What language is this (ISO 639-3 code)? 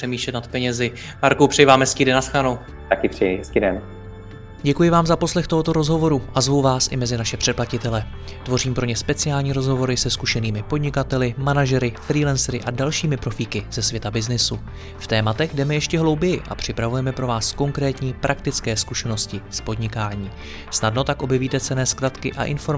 ces